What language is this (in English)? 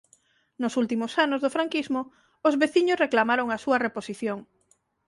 Galician